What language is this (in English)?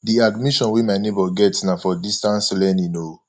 Nigerian Pidgin